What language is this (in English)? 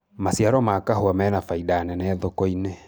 Kikuyu